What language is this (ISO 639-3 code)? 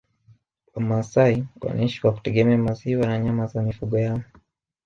swa